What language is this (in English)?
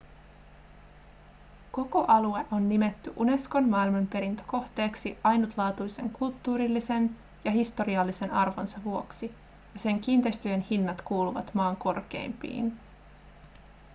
Finnish